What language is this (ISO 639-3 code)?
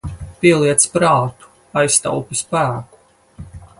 lav